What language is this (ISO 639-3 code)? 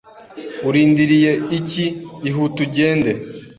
kin